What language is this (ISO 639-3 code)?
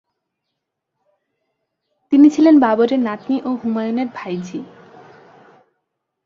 ben